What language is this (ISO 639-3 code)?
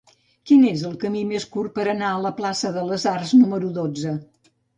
cat